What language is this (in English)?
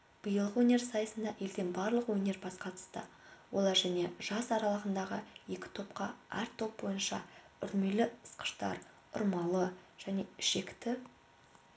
Kazakh